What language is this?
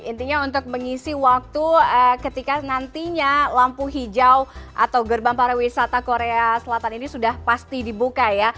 Indonesian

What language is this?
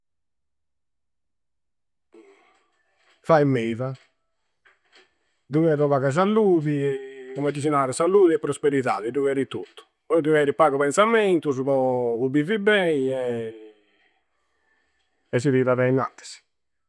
Campidanese Sardinian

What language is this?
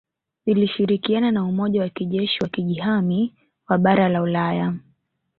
Swahili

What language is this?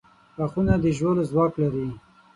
Pashto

